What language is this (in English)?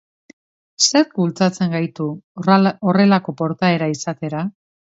Basque